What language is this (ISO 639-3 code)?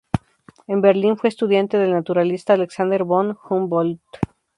spa